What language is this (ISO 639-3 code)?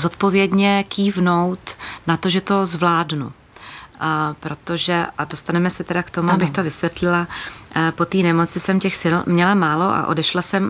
ces